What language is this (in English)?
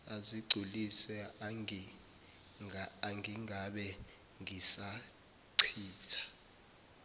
Zulu